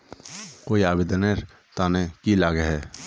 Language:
Magahi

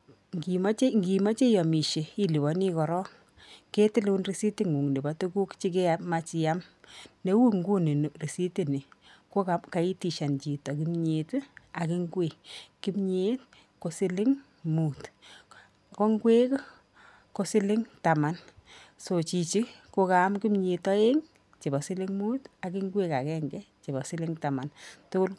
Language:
Kalenjin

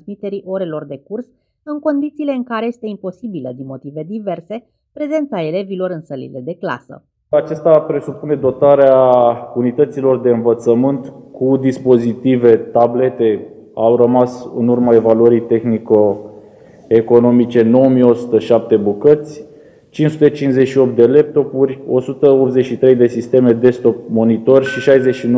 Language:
Romanian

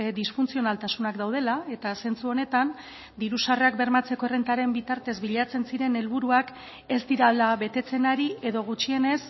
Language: Basque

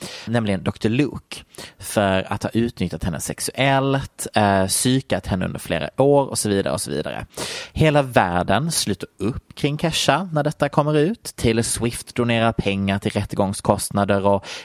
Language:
Swedish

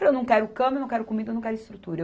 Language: Portuguese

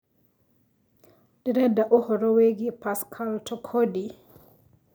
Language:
Kikuyu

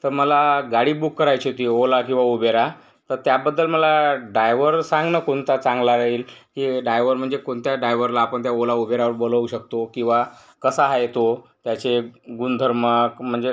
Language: Marathi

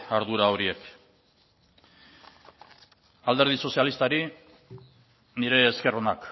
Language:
Basque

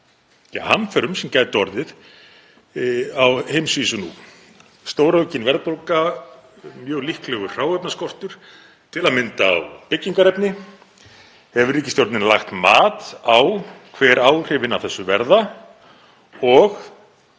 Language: Icelandic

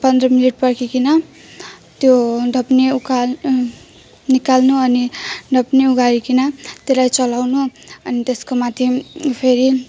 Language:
Nepali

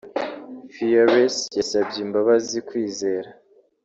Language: Kinyarwanda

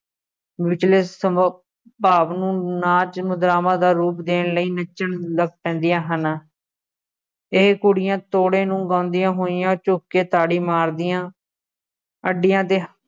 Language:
Punjabi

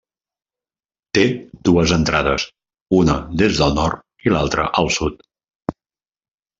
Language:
Catalan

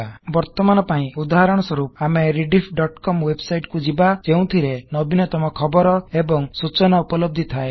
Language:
Odia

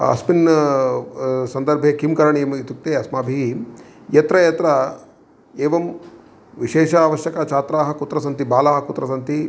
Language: Sanskrit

